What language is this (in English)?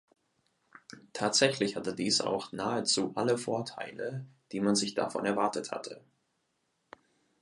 German